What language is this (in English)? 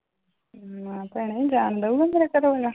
Punjabi